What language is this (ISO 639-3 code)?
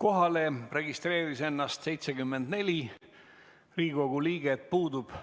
est